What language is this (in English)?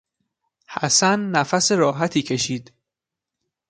Persian